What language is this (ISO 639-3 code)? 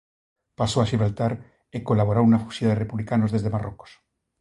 glg